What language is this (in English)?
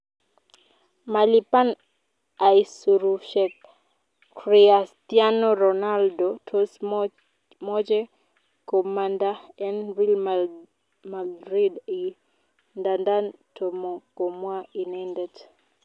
Kalenjin